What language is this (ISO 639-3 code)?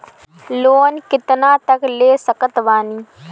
bho